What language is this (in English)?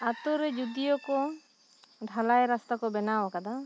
Santali